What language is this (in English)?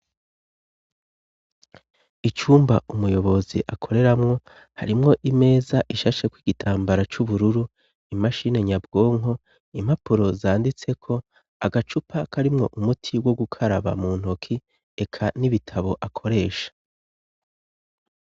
Rundi